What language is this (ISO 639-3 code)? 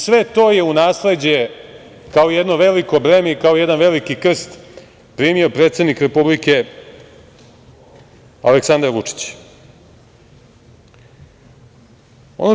srp